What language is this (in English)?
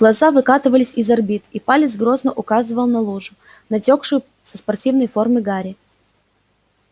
Russian